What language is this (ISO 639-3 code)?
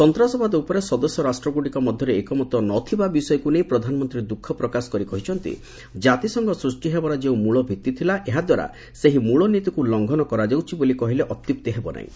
ori